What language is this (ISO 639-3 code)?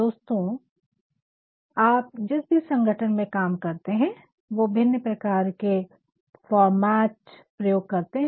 hin